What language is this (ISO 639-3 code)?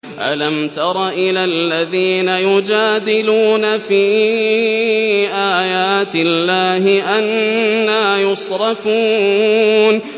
ara